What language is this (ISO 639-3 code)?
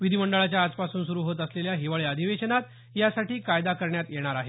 mar